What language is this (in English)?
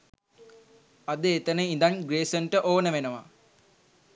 Sinhala